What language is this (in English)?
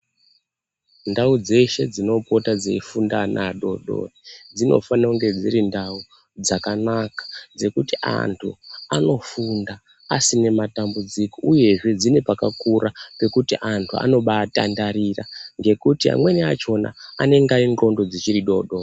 Ndau